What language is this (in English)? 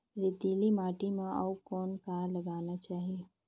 Chhattisgarhi